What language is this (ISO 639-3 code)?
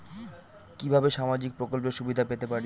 ben